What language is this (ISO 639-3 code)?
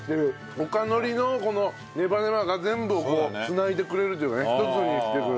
jpn